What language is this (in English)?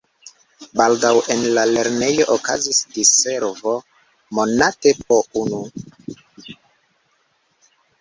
Esperanto